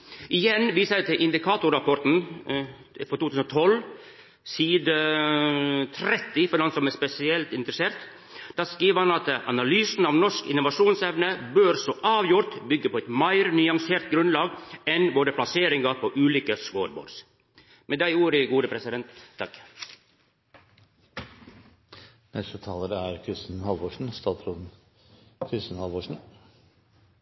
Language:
Norwegian Nynorsk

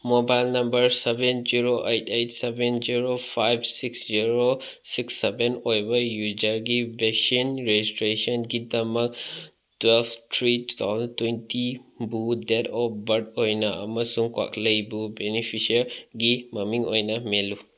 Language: Manipuri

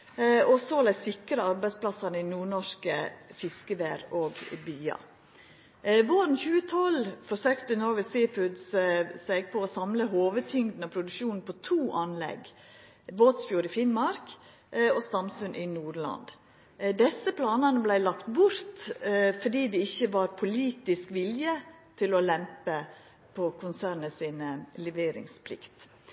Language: Norwegian Nynorsk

